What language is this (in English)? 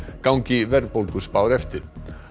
Icelandic